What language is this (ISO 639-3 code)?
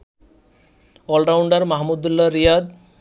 ben